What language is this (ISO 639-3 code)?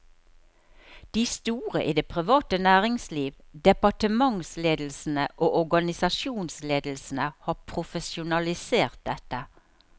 nor